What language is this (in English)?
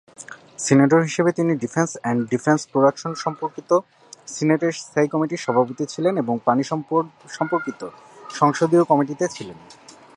Bangla